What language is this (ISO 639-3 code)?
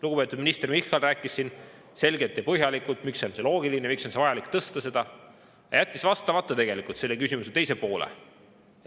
est